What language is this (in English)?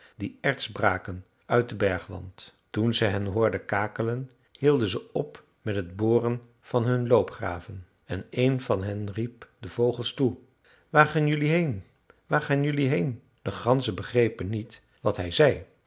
Dutch